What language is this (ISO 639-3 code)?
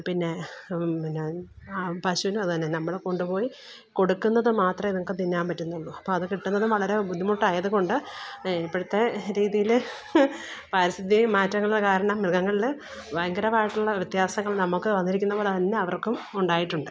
mal